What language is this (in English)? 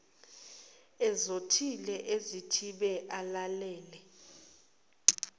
Zulu